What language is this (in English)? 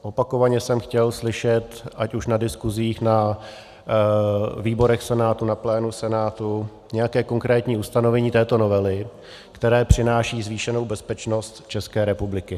Czech